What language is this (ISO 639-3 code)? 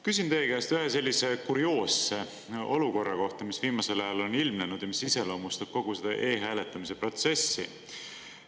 est